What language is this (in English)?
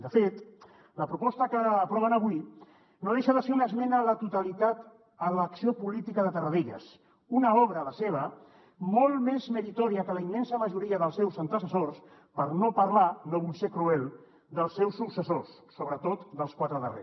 Catalan